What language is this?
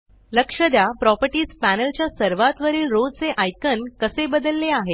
Marathi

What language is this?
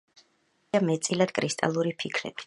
Georgian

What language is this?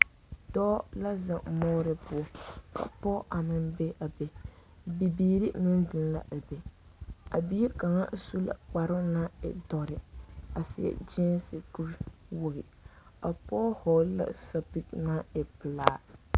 Southern Dagaare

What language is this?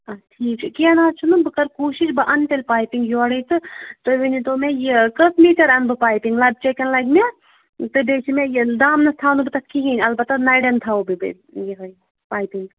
Kashmiri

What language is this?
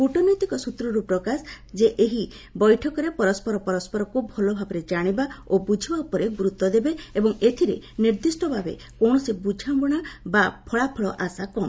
Odia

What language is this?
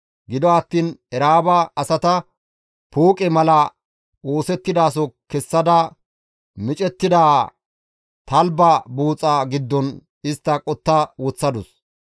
Gamo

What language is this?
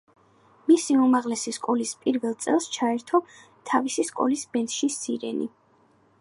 Georgian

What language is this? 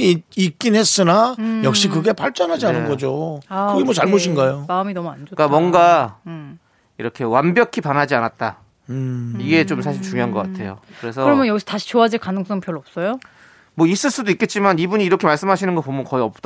Korean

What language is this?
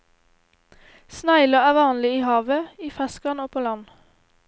Norwegian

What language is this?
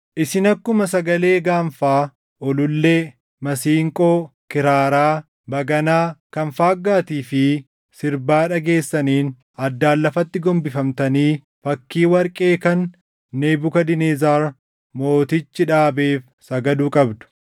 Oromo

